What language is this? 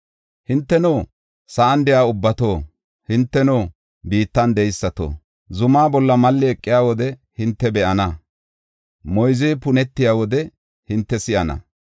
Gofa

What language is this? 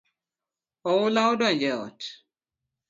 Luo (Kenya and Tanzania)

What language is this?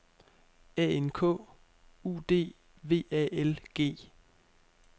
Danish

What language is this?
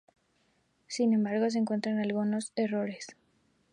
Spanish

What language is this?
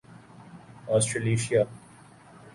Urdu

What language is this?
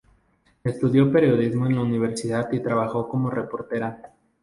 Spanish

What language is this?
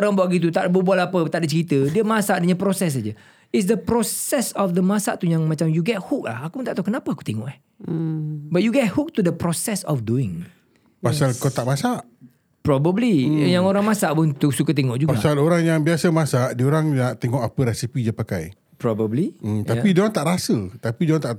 Malay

